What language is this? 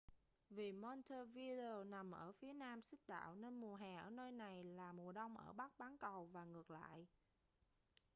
Vietnamese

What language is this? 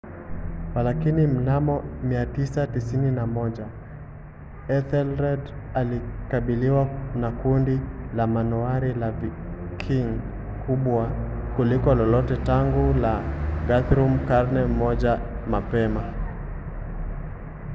Swahili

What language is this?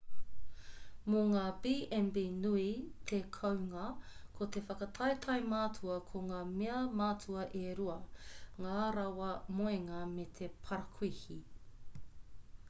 Māori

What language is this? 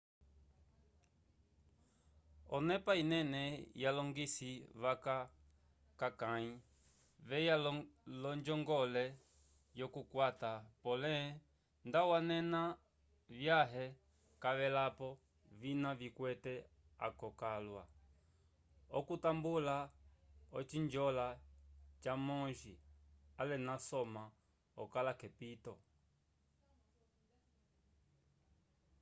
Umbundu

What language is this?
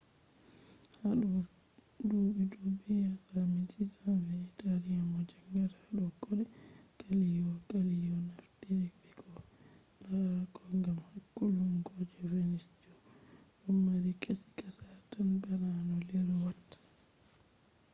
Fula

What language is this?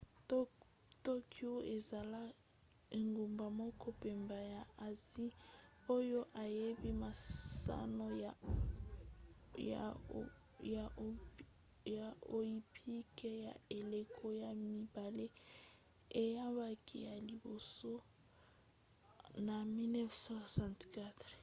Lingala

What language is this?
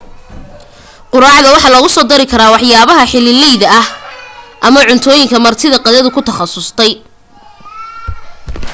Somali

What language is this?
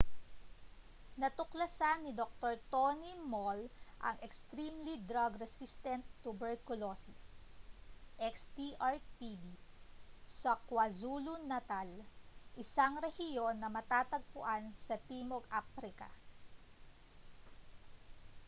Filipino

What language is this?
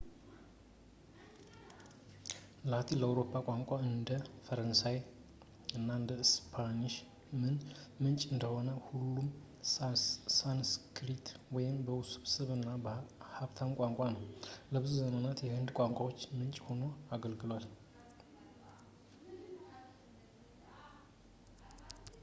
Amharic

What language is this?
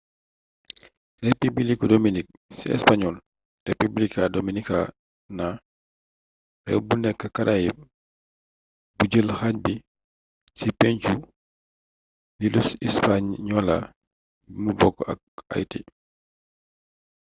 Wolof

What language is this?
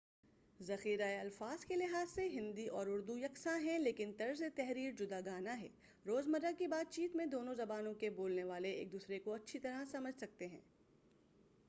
Urdu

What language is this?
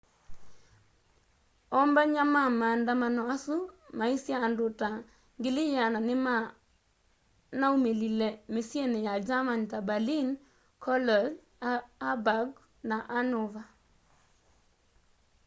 Kamba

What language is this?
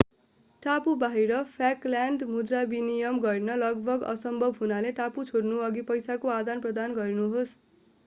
Nepali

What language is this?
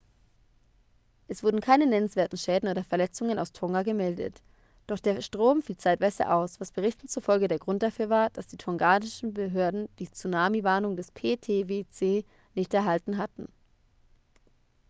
German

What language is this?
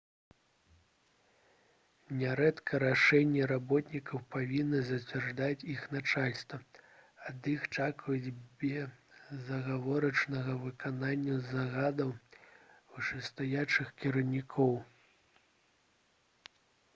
Belarusian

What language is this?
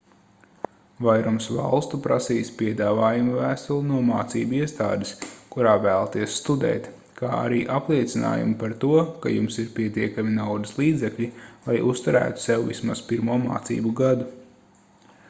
Latvian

